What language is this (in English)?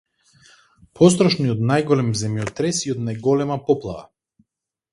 Macedonian